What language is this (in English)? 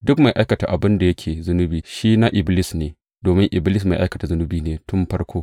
Hausa